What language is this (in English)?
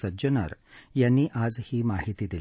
Marathi